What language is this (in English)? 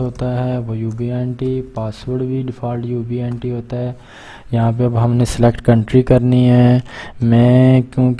Urdu